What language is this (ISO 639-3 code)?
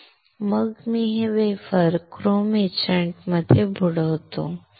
mar